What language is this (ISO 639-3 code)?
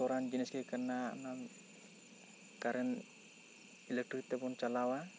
sat